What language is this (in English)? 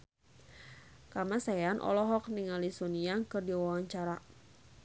Sundanese